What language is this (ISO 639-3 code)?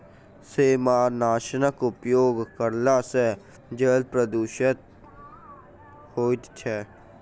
mai